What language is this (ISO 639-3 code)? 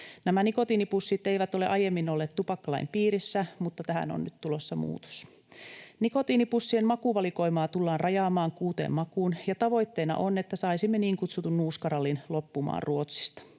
fin